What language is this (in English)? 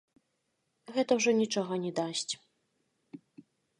Belarusian